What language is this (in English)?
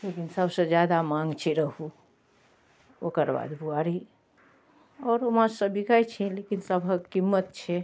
Maithili